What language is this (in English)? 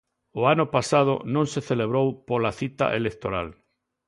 Galician